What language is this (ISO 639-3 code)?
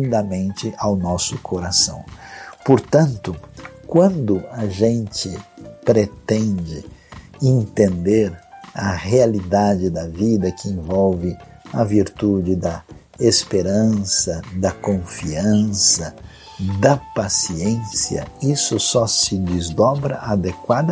por